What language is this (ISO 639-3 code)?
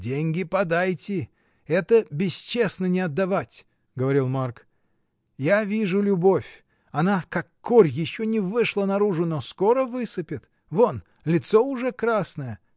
rus